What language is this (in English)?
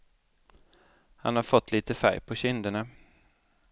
Swedish